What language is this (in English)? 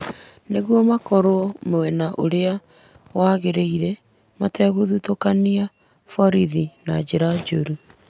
Kikuyu